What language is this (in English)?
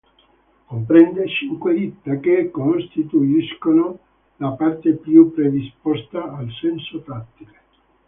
Italian